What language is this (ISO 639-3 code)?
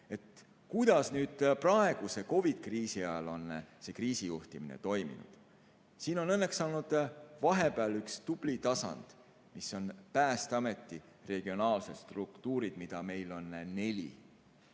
est